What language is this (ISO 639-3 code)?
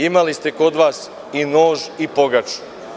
srp